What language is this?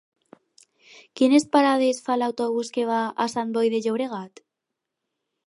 Catalan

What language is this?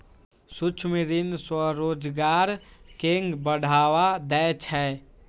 Maithili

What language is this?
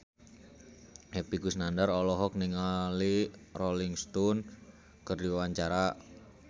Sundanese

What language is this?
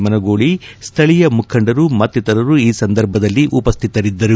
Kannada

